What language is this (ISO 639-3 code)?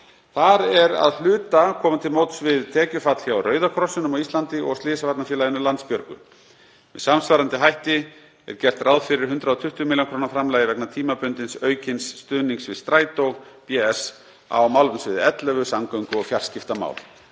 isl